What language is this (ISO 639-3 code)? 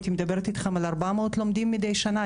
heb